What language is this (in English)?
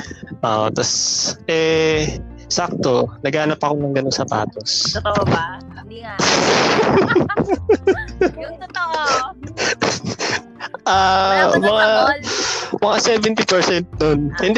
Filipino